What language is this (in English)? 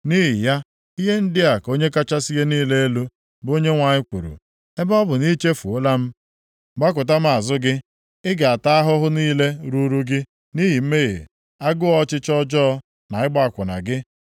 Igbo